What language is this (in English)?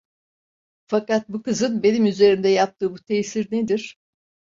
Turkish